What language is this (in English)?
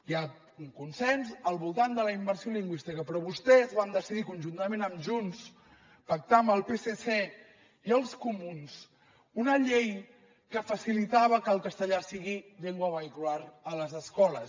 Catalan